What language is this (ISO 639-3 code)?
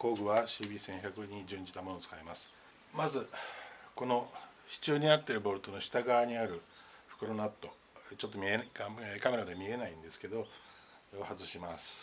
jpn